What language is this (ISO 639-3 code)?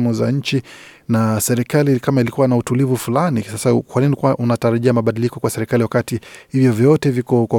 swa